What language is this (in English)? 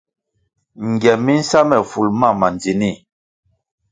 Kwasio